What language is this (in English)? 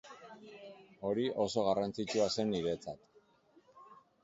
Basque